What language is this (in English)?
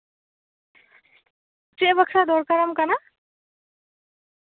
Santali